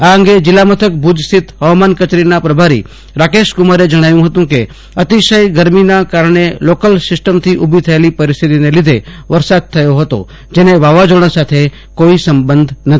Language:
Gujarati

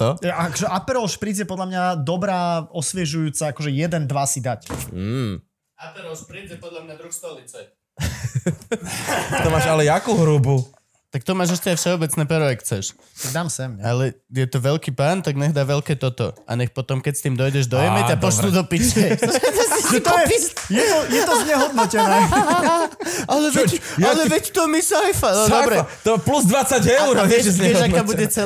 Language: Slovak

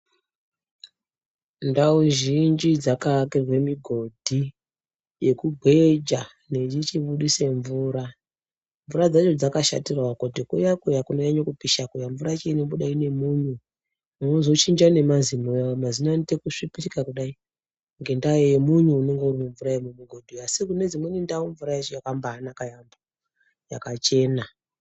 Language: Ndau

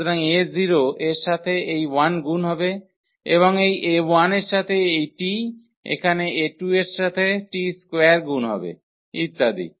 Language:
Bangla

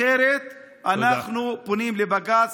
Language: Hebrew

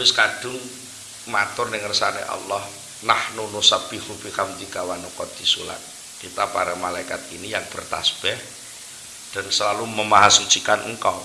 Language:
Indonesian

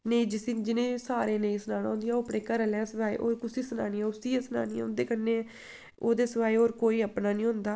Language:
Dogri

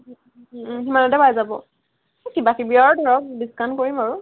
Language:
Assamese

